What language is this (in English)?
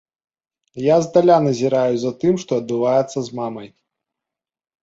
Belarusian